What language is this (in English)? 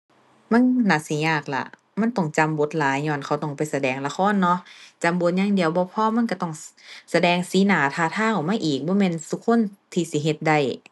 Thai